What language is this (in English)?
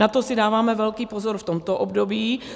Czech